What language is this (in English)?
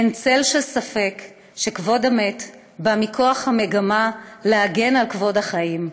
Hebrew